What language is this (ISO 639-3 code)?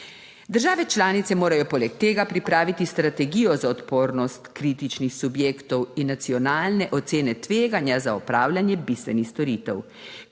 slv